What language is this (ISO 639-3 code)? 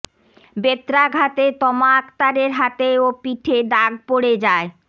ben